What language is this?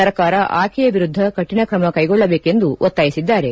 Kannada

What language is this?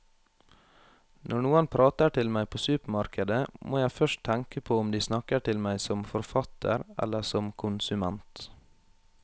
Norwegian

